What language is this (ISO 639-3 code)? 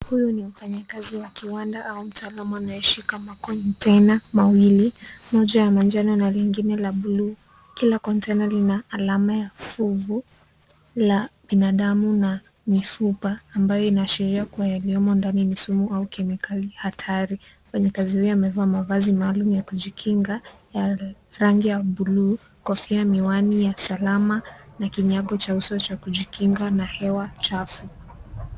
swa